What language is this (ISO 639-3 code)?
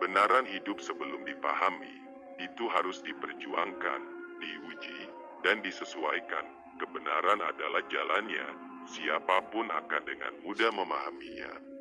ind